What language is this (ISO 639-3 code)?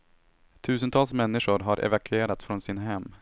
swe